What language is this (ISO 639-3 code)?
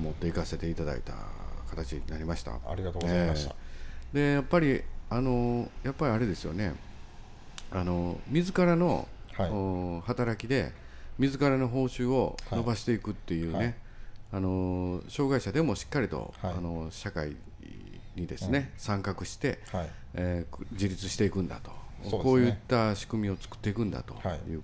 jpn